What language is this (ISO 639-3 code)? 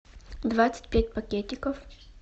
rus